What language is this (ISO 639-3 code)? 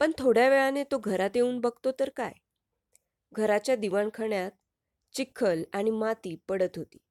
mar